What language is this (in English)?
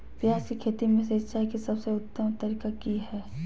Magahi